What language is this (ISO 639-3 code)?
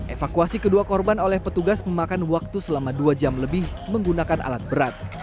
ind